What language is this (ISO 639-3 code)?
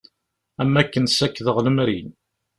kab